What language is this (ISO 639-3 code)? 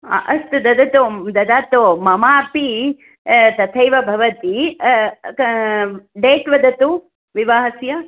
san